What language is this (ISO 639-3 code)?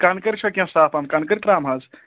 kas